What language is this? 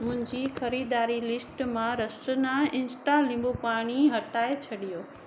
Sindhi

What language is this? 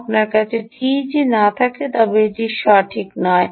Bangla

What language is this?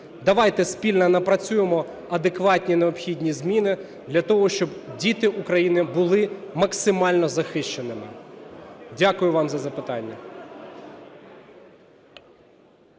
Ukrainian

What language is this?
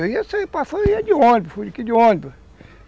Portuguese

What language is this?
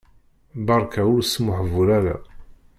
Kabyle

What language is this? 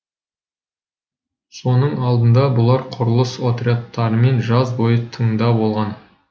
Kazakh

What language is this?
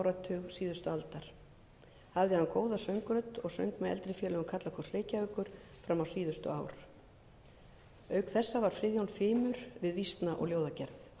Icelandic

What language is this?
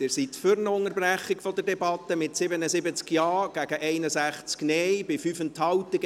Swiss German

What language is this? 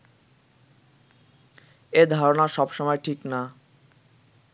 Bangla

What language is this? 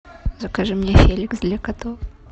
Russian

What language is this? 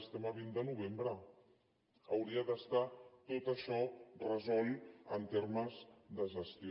Catalan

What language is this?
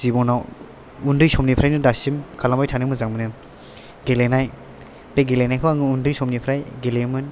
Bodo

